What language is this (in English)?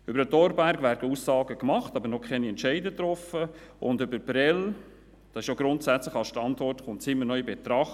Swiss German